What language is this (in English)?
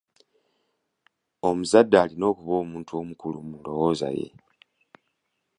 Ganda